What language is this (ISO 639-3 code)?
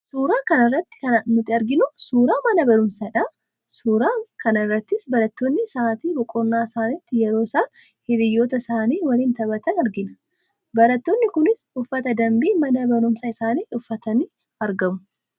orm